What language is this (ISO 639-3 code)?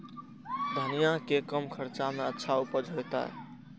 mai